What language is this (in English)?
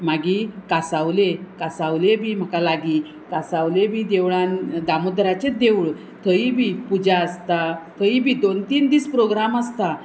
Konkani